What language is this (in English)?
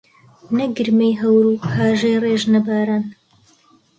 Central Kurdish